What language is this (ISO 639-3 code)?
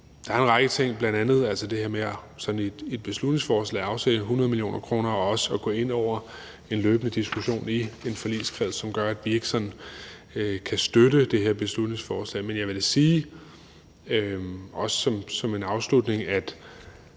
dan